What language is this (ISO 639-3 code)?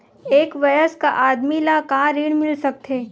hne